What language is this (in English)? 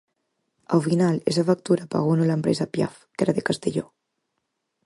Galician